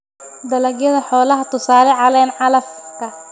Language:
Somali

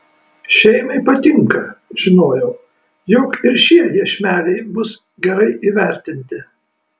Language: Lithuanian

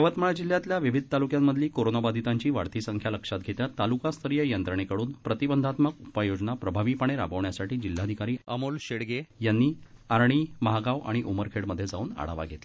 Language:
Marathi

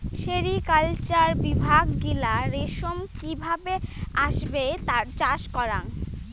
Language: Bangla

